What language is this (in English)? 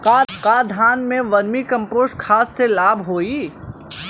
Bhojpuri